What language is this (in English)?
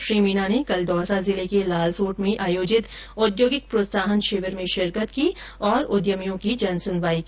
Hindi